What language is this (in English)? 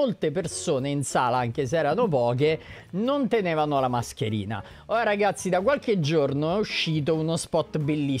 Italian